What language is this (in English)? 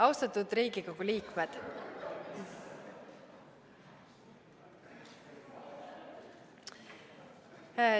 Estonian